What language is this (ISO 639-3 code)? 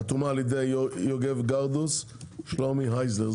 heb